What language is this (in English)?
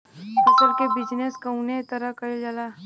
Bhojpuri